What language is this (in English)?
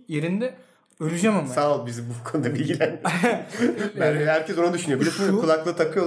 Turkish